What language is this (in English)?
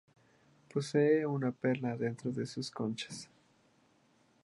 Spanish